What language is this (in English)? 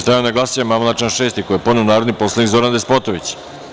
Serbian